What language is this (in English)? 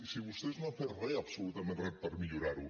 Catalan